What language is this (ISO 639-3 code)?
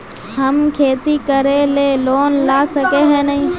mag